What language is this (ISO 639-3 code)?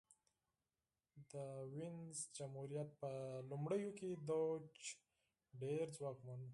pus